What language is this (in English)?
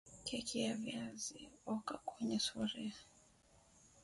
Swahili